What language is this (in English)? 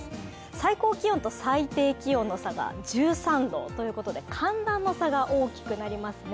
Japanese